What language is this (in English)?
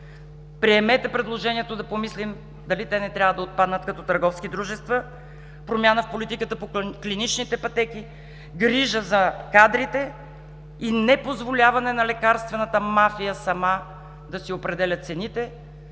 Bulgarian